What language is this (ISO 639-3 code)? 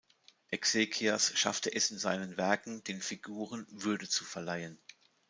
deu